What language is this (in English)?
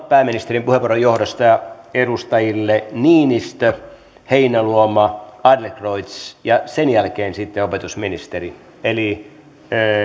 Finnish